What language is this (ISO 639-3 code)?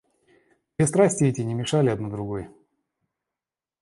rus